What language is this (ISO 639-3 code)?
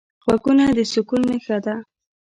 pus